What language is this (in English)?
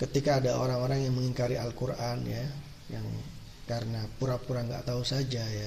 Indonesian